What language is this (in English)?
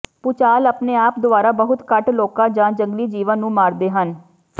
Punjabi